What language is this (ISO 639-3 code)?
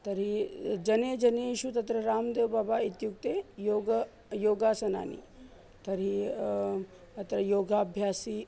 san